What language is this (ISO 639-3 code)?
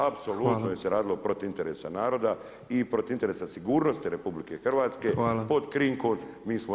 hrv